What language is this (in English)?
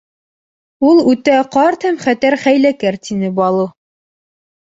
Bashkir